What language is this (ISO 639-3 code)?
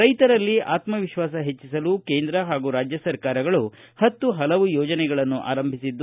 kan